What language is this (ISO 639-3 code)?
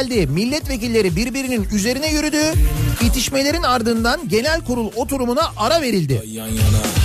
tur